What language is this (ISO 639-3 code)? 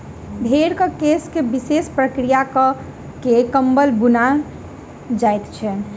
mai